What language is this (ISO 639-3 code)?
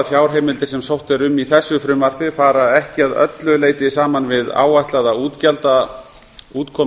isl